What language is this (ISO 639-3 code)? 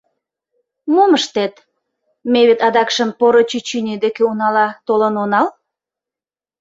chm